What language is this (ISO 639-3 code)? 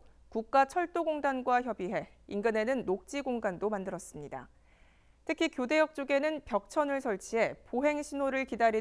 kor